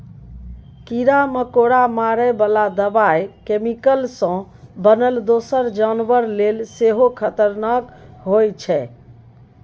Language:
Maithili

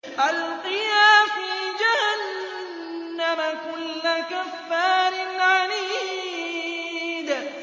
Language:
Arabic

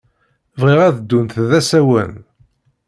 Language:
Kabyle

